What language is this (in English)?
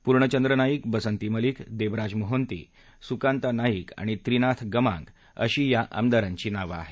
Marathi